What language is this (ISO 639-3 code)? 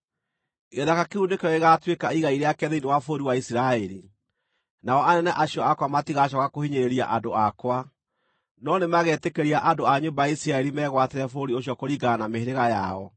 kik